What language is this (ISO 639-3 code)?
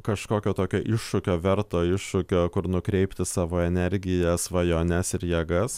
lit